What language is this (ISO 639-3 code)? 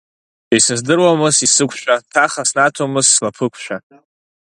abk